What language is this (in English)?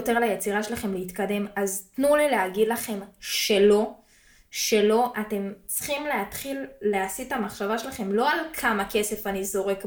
Hebrew